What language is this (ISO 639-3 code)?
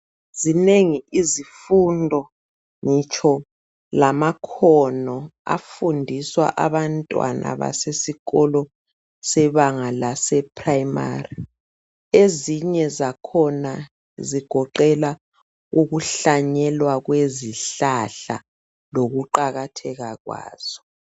nde